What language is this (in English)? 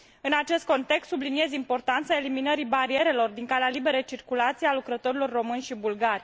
Romanian